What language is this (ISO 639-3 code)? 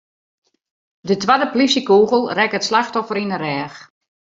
fry